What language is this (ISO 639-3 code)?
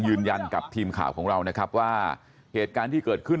tha